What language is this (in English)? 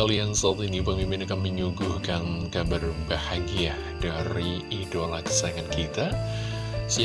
Indonesian